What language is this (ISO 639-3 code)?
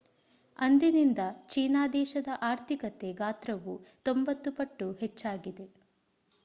kan